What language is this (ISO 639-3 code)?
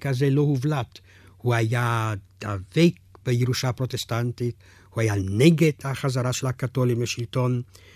heb